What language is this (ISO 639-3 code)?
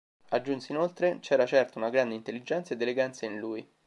ita